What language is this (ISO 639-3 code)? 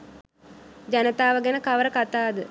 sin